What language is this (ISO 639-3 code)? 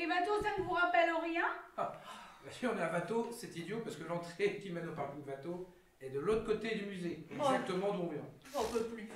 fra